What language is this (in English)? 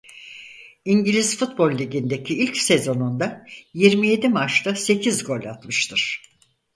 Turkish